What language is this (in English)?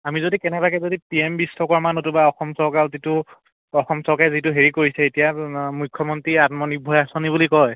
Assamese